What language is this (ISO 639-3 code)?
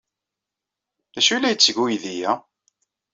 kab